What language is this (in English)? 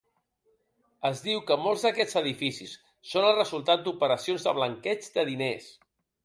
Catalan